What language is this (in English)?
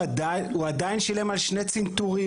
Hebrew